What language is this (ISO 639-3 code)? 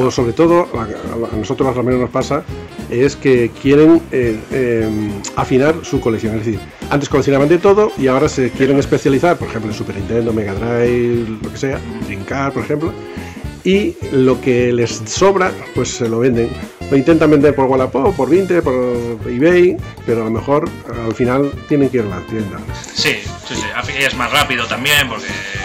spa